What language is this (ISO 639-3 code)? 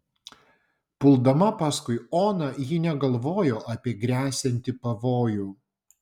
lit